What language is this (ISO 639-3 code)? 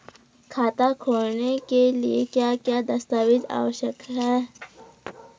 hin